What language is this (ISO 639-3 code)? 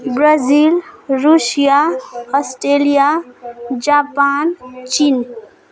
nep